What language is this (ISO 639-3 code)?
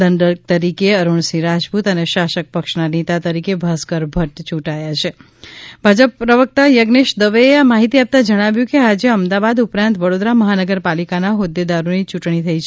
guj